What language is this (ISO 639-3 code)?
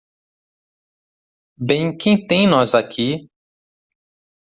por